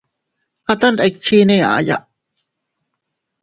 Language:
Teutila Cuicatec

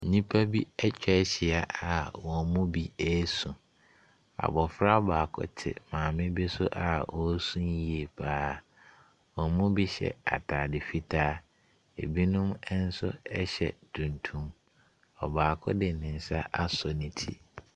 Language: Akan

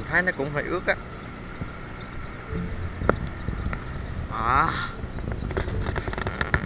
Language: Vietnamese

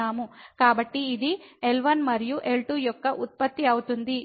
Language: Telugu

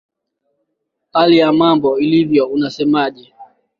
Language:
Swahili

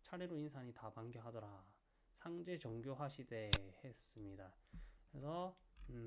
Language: Korean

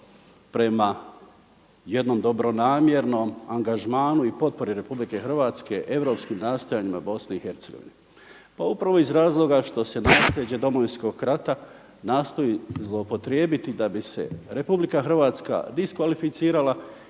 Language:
Croatian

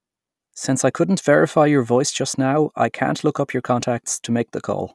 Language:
English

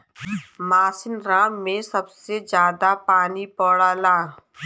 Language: Bhojpuri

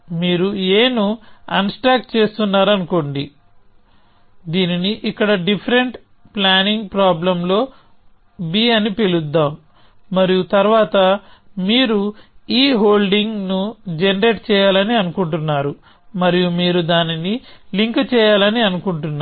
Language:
Telugu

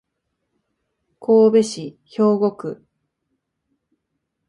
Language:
Japanese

